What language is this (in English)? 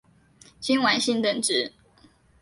Chinese